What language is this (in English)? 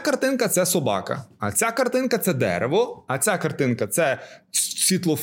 Ukrainian